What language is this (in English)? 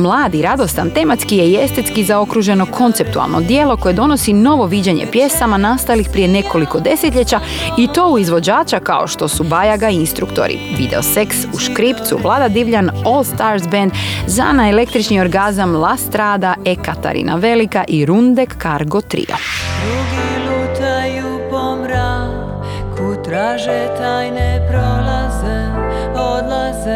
Croatian